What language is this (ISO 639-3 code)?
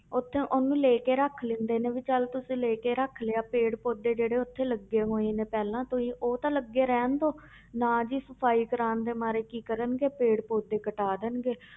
pan